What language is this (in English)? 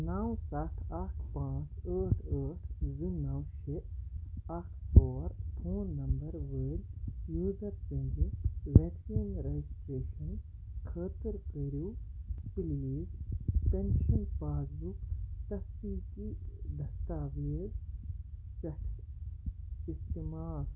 Kashmiri